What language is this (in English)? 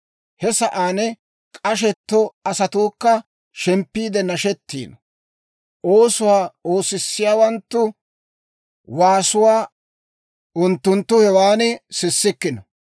Dawro